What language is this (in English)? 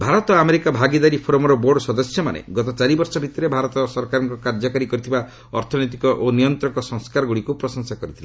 Odia